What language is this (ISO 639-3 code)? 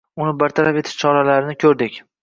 uzb